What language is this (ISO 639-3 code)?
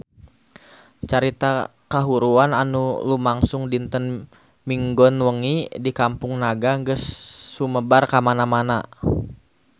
sun